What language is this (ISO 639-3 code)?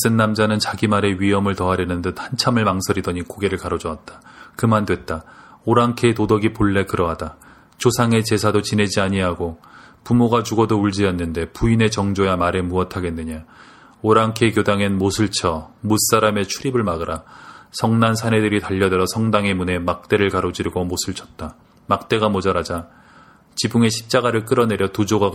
kor